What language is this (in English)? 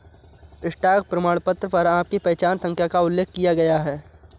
Hindi